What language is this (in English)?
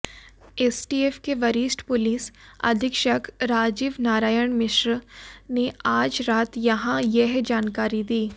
Hindi